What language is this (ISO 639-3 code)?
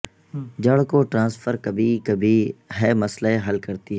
urd